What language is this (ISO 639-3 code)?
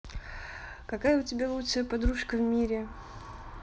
rus